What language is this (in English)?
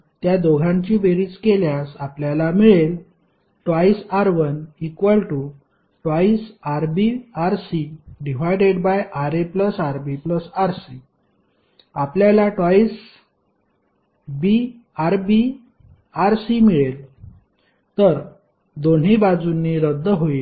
Marathi